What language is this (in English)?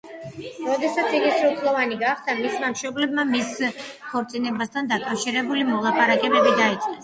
Georgian